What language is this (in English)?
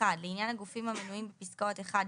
Hebrew